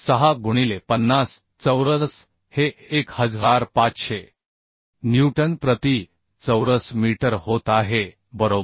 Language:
Marathi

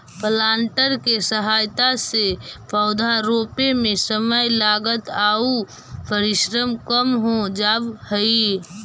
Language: Magahi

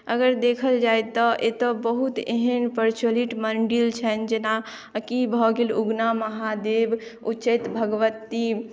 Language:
Maithili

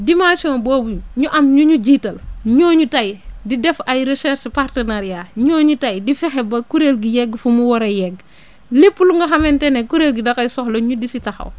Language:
Wolof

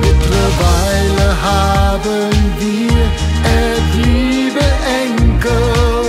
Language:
Dutch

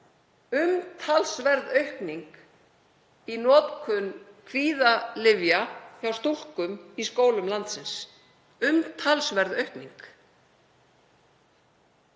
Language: Icelandic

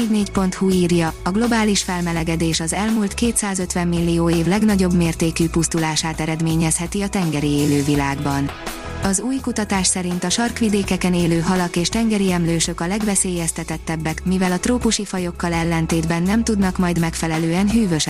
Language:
Hungarian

